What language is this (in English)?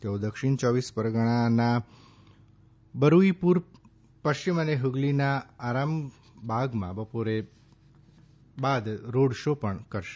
Gujarati